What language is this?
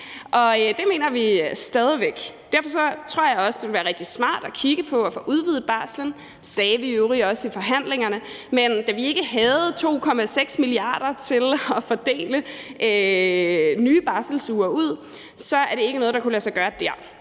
Danish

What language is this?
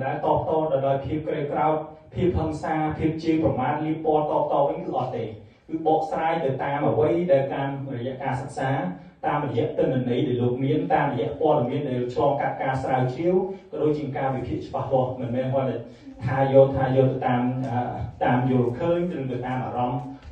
Thai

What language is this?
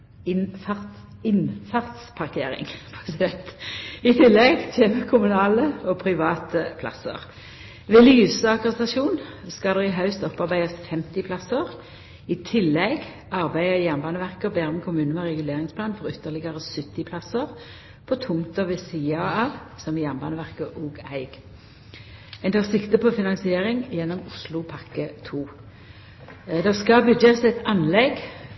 Norwegian Nynorsk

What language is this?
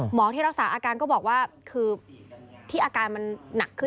Thai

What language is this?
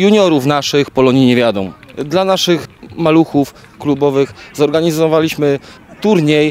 Polish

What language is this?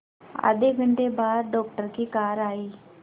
Hindi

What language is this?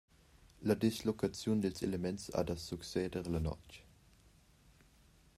Romansh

